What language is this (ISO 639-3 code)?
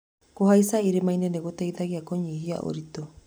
kik